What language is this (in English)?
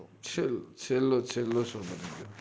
Gujarati